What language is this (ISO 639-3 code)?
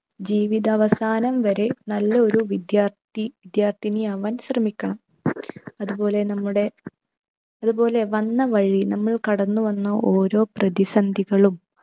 mal